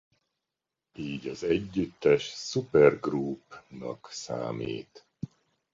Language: Hungarian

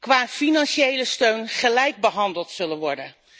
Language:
Dutch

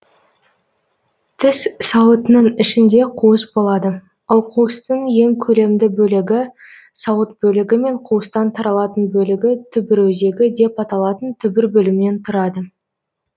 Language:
Kazakh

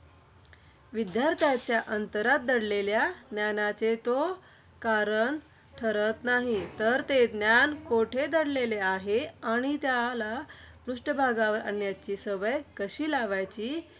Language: Marathi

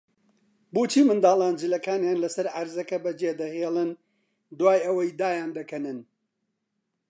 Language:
Central Kurdish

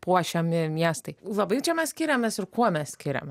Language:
Lithuanian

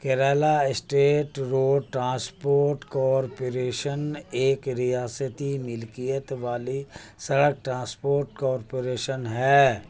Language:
Urdu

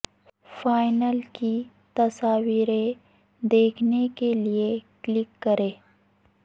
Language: Urdu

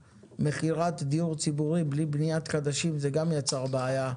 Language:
Hebrew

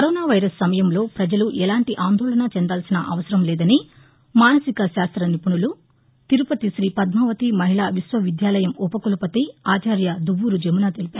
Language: Telugu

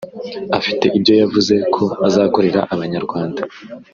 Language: Kinyarwanda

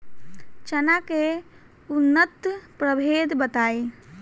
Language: Bhojpuri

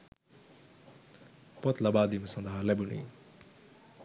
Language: Sinhala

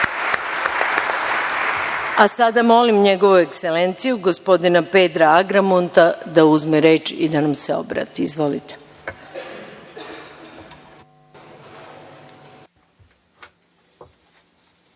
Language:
Serbian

